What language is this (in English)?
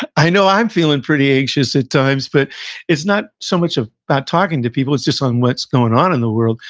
English